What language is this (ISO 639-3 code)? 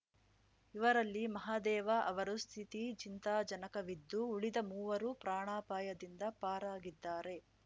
kan